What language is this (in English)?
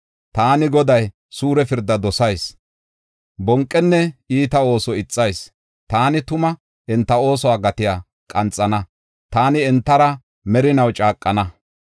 Gofa